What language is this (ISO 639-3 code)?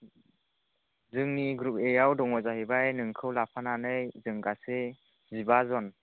brx